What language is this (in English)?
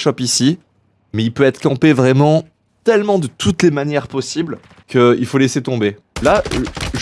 French